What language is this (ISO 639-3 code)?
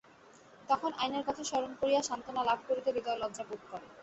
ben